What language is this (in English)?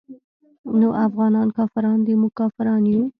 Pashto